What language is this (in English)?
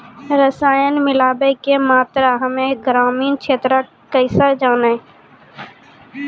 Maithili